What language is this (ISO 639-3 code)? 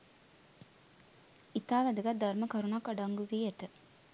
sin